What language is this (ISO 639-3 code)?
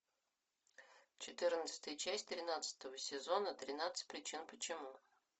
rus